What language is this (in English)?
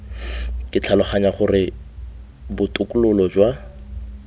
Tswana